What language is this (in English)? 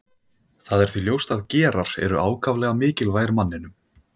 Icelandic